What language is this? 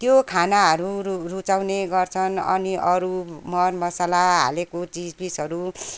Nepali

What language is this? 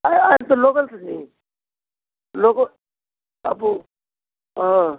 Nepali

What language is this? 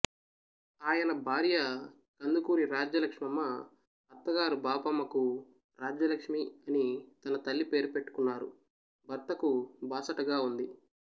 Telugu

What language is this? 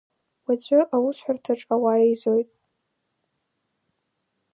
Abkhazian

